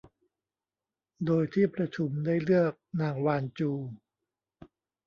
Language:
Thai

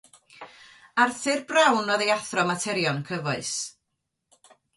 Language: Welsh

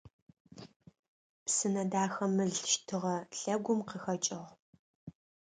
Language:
Adyghe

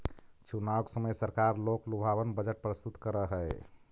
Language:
Magahi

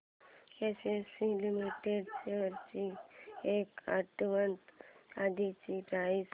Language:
Marathi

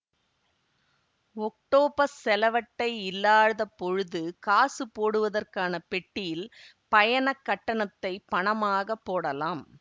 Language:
Tamil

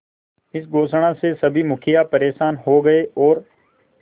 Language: Hindi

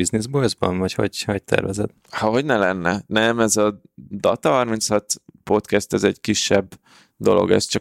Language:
Hungarian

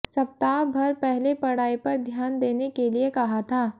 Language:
Hindi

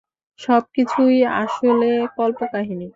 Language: Bangla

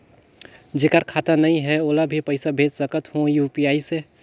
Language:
Chhattisgarhi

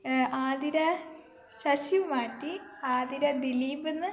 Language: Malayalam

